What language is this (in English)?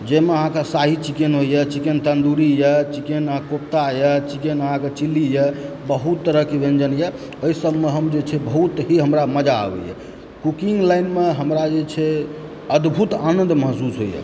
Maithili